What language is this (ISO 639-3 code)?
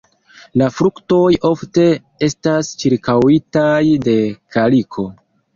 epo